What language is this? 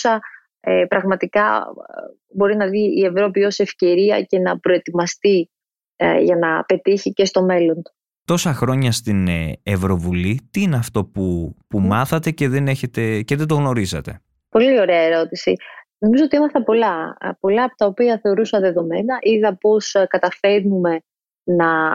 Greek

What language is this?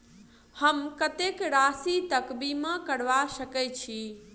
Maithili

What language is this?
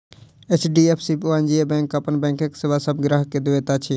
Maithili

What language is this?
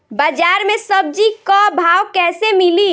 Bhojpuri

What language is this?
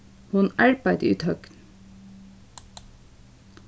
Faroese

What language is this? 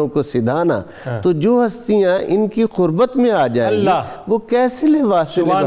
Urdu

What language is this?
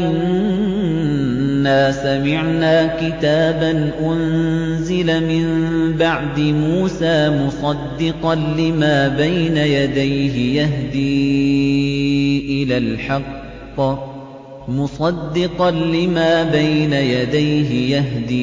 Arabic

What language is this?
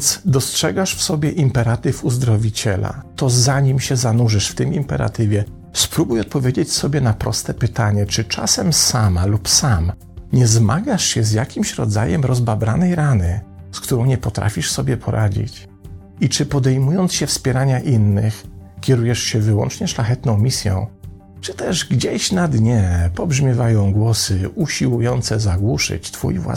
Polish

